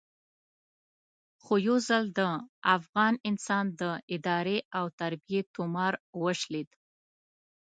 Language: Pashto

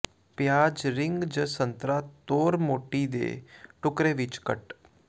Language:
Punjabi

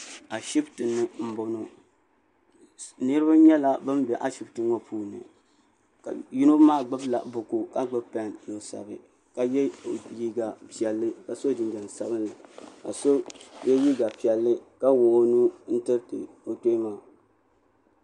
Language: Dagbani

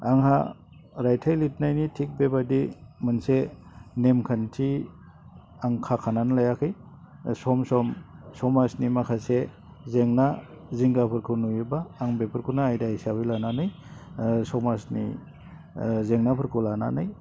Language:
Bodo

